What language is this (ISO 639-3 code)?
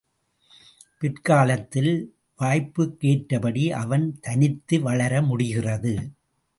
tam